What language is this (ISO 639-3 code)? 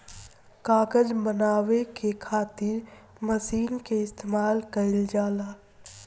bho